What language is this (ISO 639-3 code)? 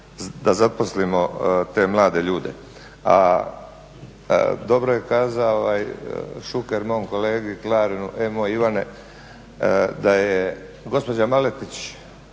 hrv